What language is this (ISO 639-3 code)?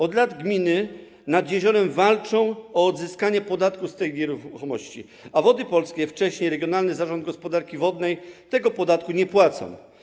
pol